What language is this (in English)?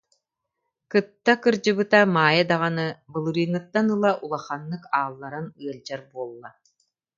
Yakut